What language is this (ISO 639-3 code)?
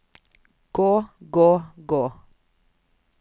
nor